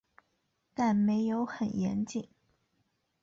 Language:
Chinese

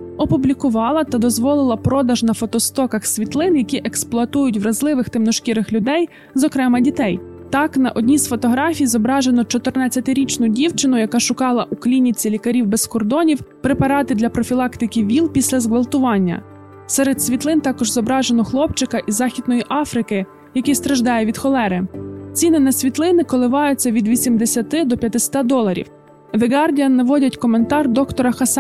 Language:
Ukrainian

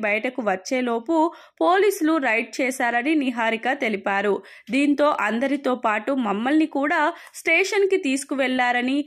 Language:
Telugu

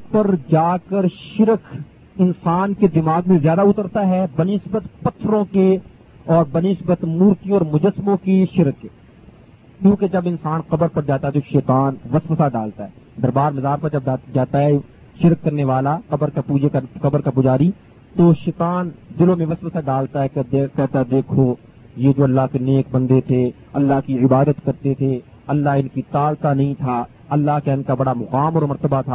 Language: Urdu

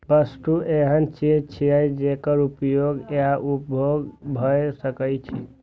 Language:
Maithili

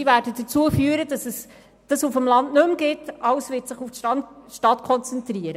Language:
Swiss German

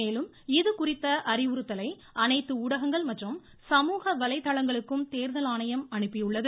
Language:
Tamil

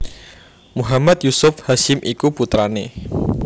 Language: Javanese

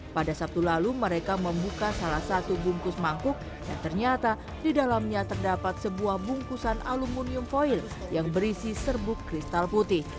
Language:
Indonesian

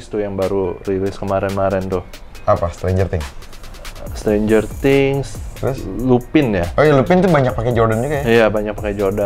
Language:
Indonesian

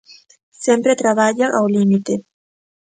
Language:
Galician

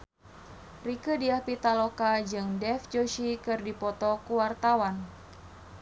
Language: Sundanese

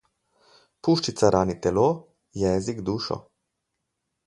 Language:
Slovenian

